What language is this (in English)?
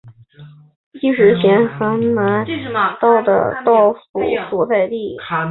Chinese